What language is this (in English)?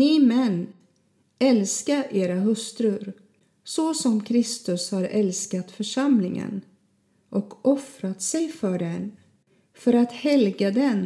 Swedish